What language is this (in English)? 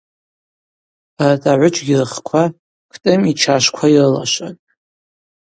Abaza